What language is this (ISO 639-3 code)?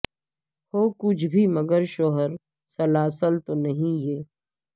urd